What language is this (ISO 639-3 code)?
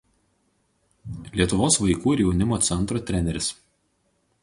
lit